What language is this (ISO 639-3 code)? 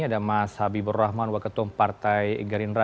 ind